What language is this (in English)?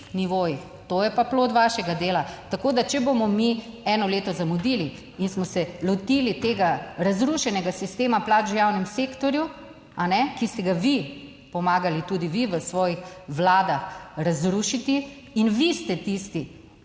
Slovenian